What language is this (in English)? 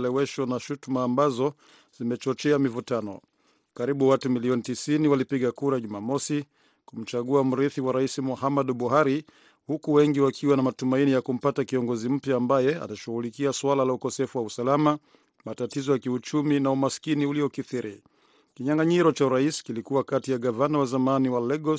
Swahili